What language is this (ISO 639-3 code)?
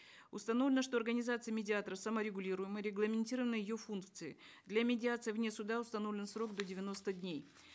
kaz